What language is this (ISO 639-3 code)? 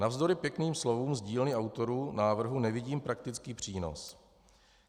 ces